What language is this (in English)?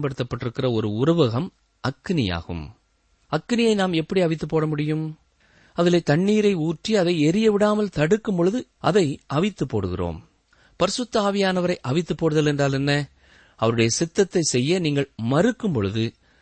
Tamil